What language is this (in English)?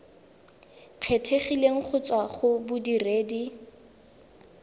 Tswana